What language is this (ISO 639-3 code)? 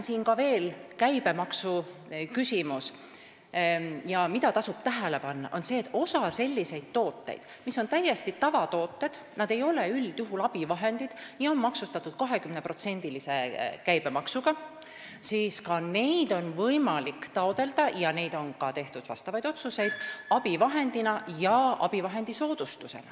est